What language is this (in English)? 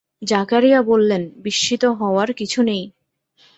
Bangla